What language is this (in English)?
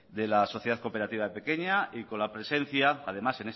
Spanish